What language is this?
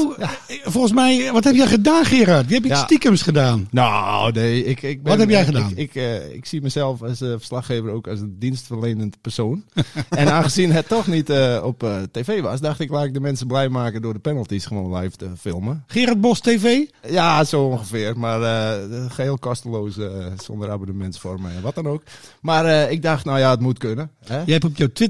Dutch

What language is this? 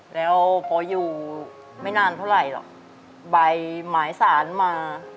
Thai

